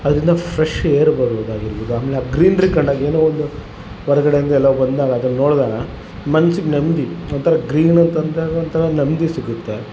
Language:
Kannada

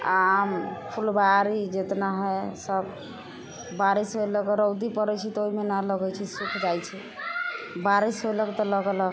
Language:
Maithili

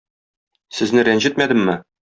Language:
Tatar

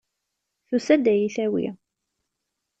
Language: Kabyle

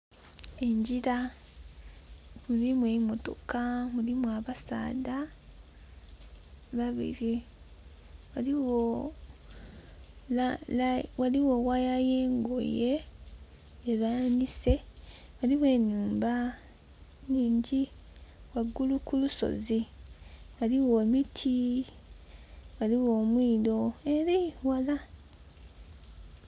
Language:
Soga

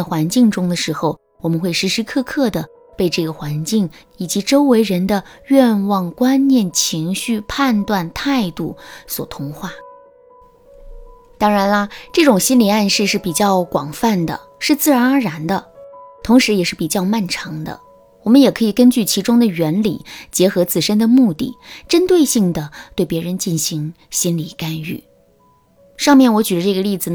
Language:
Chinese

